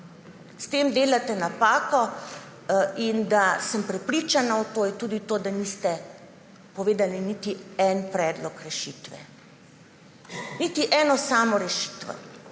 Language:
Slovenian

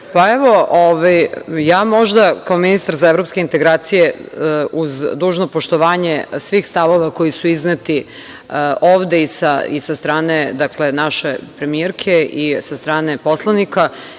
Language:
Serbian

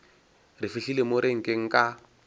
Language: Northern Sotho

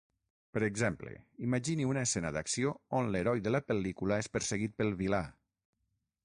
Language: Catalan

